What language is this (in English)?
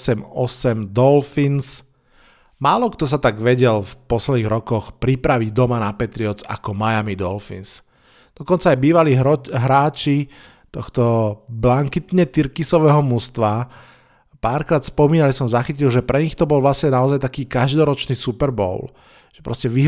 Slovak